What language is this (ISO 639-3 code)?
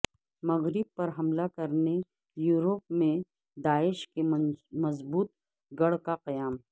urd